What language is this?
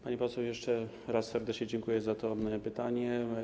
Polish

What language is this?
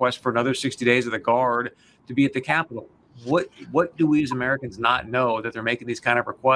English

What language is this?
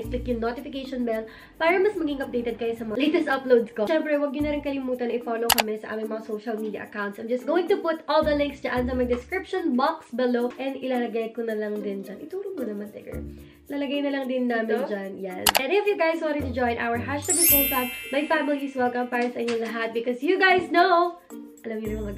Filipino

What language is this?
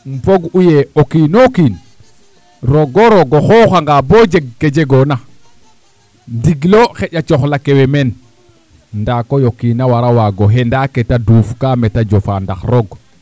Serer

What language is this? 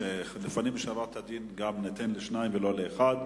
Hebrew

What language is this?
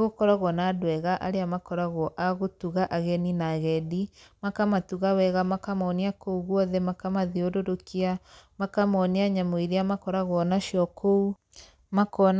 Kikuyu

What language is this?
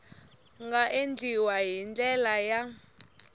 Tsonga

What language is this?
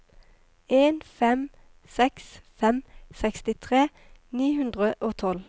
Norwegian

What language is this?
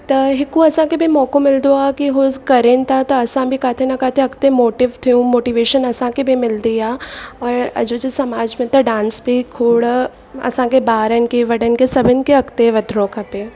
Sindhi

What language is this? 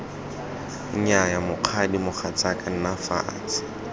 Tswana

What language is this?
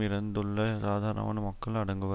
Tamil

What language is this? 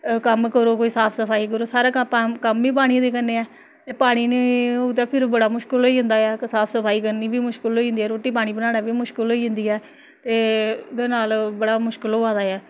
Dogri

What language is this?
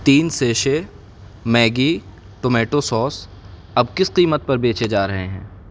Urdu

